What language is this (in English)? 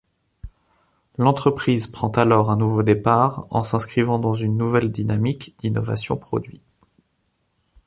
French